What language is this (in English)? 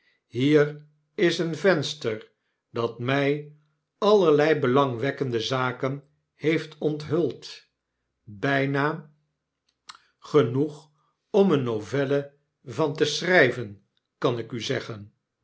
Dutch